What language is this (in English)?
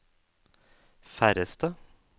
Norwegian